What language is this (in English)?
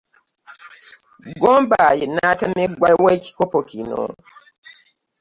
Ganda